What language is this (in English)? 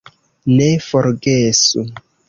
Esperanto